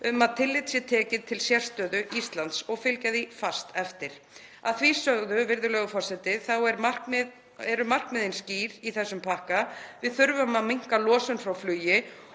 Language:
Icelandic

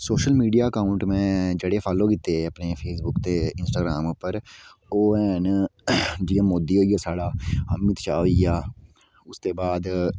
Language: Dogri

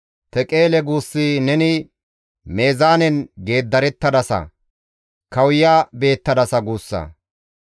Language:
Gamo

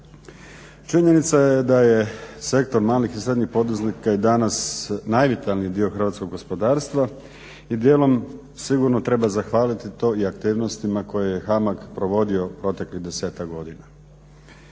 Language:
Croatian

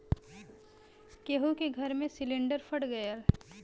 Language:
Bhojpuri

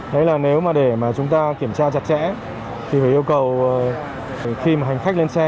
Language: Vietnamese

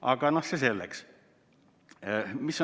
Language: Estonian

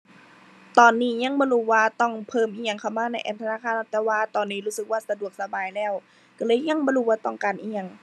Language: Thai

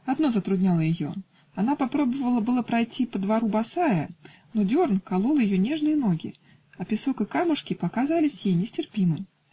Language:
Russian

